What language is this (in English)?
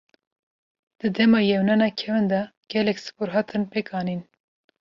Kurdish